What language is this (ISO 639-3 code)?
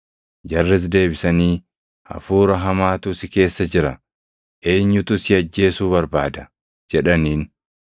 orm